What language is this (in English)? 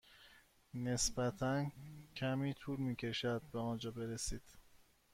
Persian